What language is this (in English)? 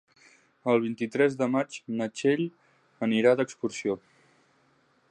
Catalan